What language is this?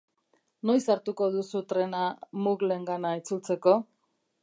Basque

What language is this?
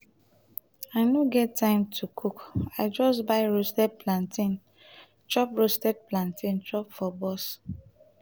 Nigerian Pidgin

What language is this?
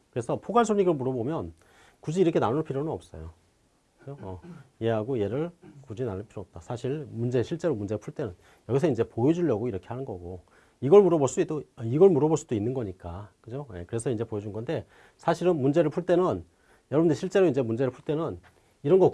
Korean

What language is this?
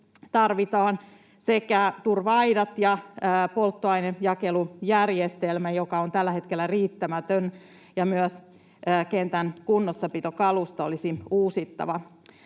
Finnish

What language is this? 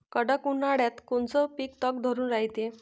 Marathi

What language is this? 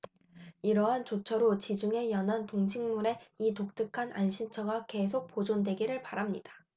Korean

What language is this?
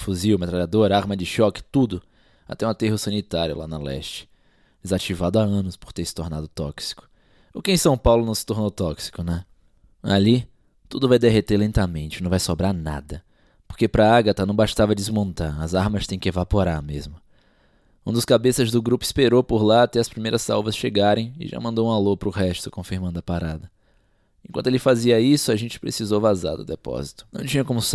Portuguese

